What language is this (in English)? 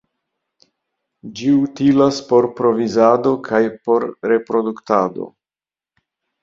Esperanto